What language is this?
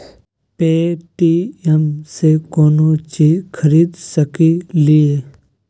Magahi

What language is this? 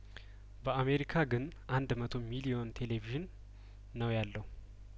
Amharic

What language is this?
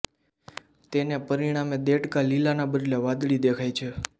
Gujarati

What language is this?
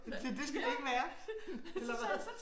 Danish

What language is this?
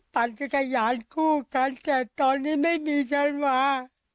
Thai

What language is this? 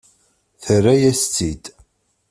Kabyle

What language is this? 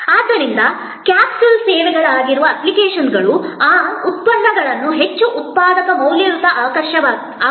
Kannada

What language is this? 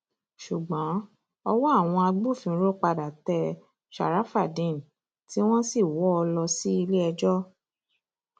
Yoruba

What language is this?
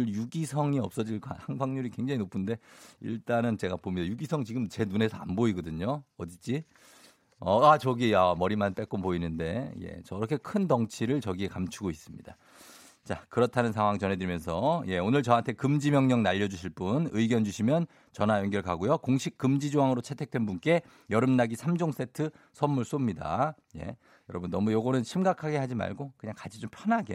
Korean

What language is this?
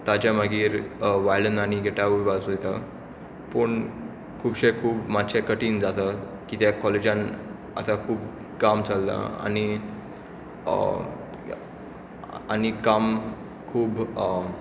Konkani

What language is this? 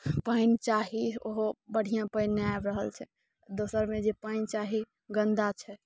Maithili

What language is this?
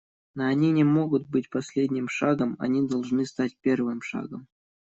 Russian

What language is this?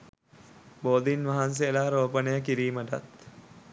Sinhala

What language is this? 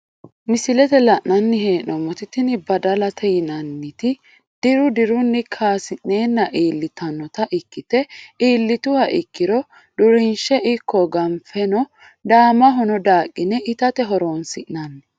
Sidamo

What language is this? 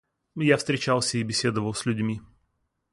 Russian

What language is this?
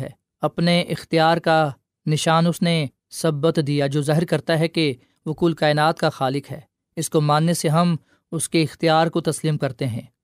Urdu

